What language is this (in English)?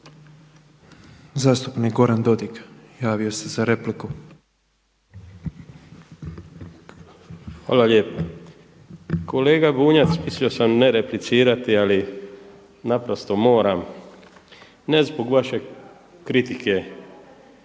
Croatian